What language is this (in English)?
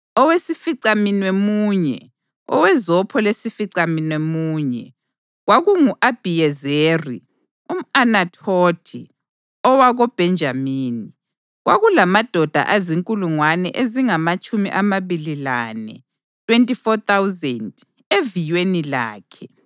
North Ndebele